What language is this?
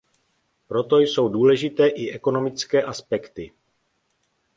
Czech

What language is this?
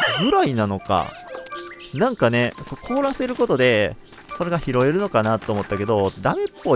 Japanese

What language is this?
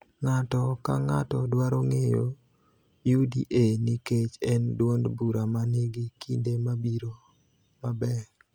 Luo (Kenya and Tanzania)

